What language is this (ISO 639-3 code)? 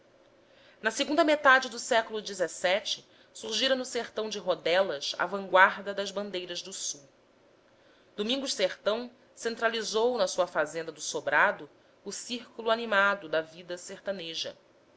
por